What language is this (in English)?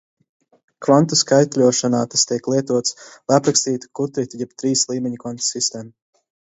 Latvian